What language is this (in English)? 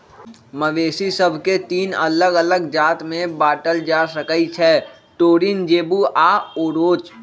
Magahi